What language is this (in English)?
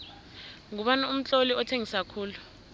South Ndebele